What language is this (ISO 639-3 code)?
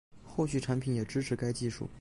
zho